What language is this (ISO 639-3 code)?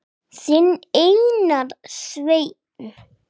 isl